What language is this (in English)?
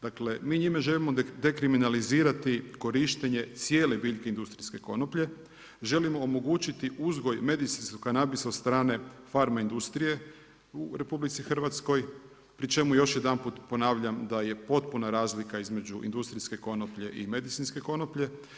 Croatian